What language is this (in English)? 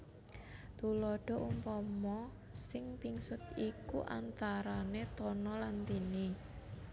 Javanese